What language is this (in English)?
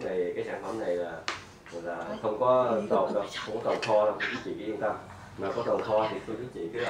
Vietnamese